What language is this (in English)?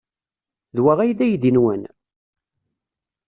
Kabyle